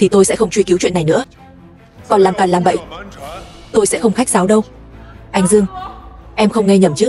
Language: Vietnamese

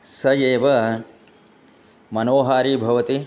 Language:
Sanskrit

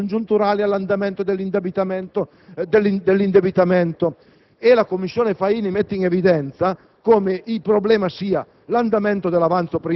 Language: Italian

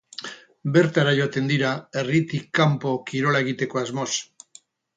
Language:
Basque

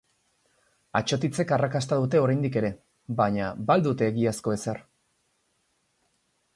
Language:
Basque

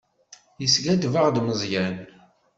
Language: Kabyle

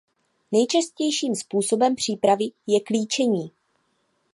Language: Czech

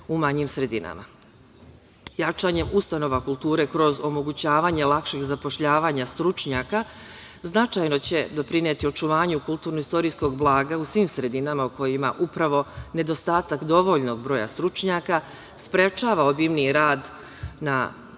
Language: Serbian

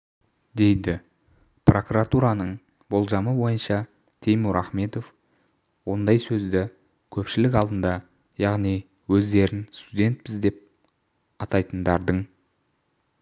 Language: Kazakh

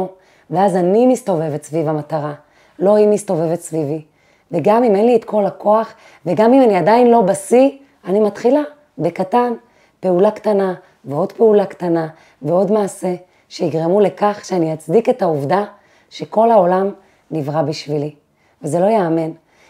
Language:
Hebrew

